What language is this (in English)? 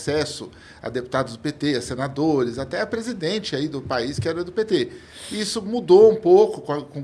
Portuguese